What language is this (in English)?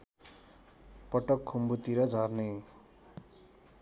Nepali